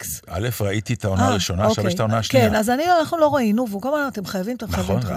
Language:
Hebrew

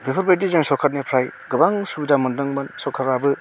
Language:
Bodo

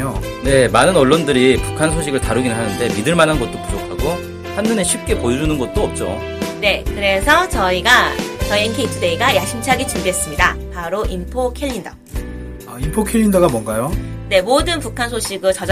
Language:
Korean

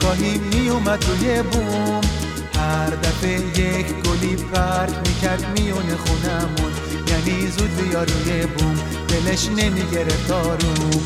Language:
Persian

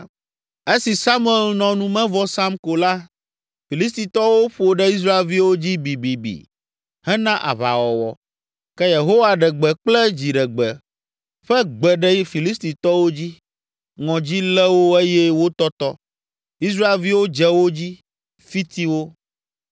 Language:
Ewe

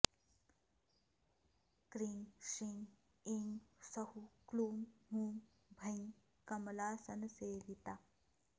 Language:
Sanskrit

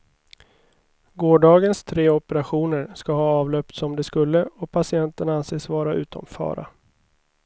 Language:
Swedish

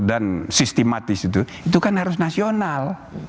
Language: Indonesian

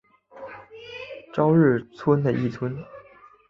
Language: Chinese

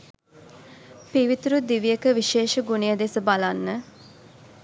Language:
Sinhala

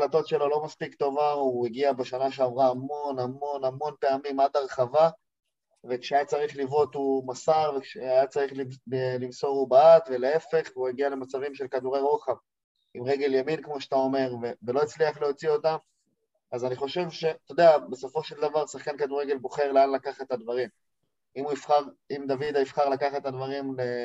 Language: Hebrew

